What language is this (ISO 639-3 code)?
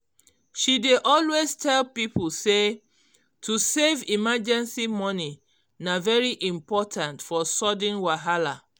pcm